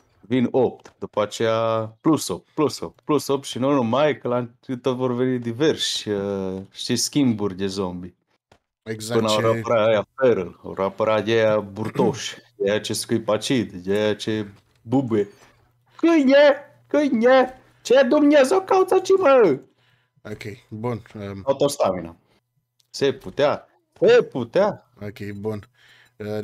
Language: Romanian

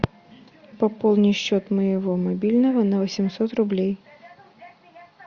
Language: Russian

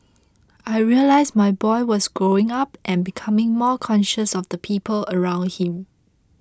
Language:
English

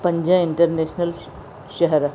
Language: Sindhi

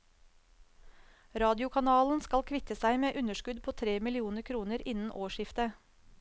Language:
Norwegian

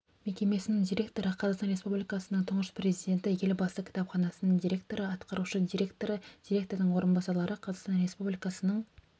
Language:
Kazakh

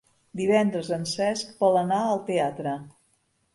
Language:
Catalan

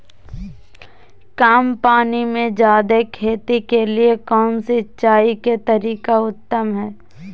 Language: Magahi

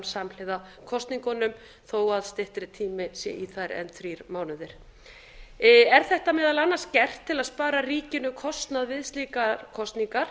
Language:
Icelandic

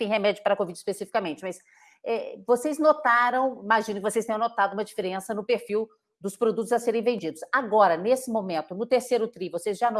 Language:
Portuguese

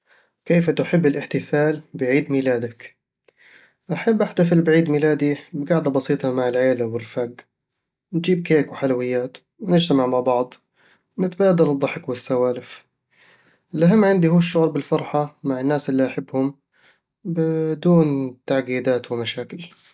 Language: Eastern Egyptian Bedawi Arabic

